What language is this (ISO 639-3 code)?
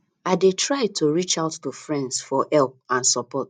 pcm